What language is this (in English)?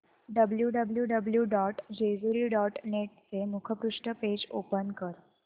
Marathi